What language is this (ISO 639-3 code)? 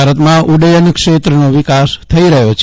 guj